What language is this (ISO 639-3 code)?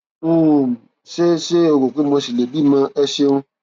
yor